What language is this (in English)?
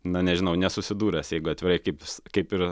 Lithuanian